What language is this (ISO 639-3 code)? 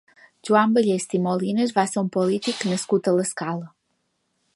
cat